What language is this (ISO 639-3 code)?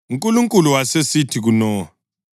nde